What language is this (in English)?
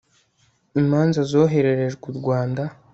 Kinyarwanda